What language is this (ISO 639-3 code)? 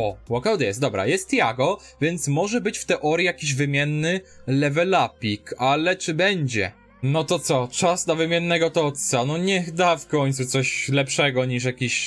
pol